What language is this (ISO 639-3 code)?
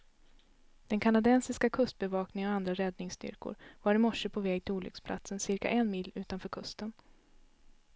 swe